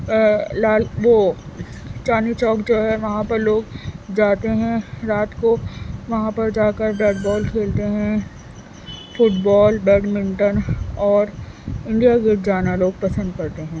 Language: Urdu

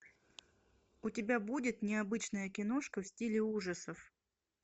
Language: Russian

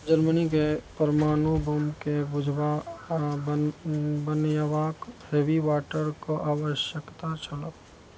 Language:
Maithili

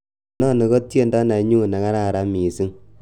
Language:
Kalenjin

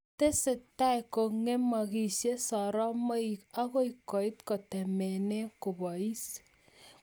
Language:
Kalenjin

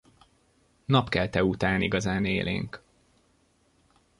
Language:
Hungarian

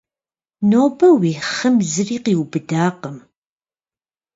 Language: Kabardian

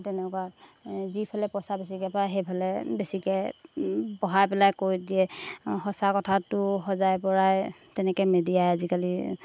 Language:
Assamese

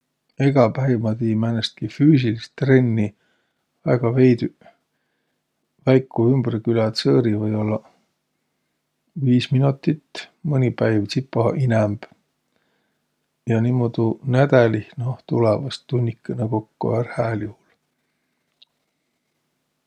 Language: Võro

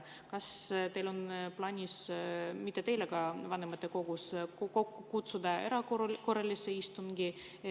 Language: Estonian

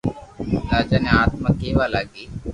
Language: Loarki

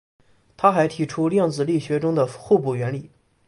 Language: Chinese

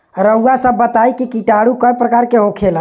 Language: Bhojpuri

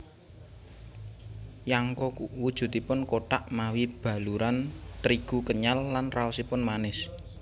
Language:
Javanese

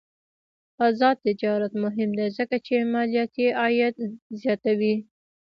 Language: Pashto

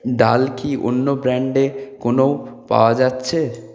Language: Bangla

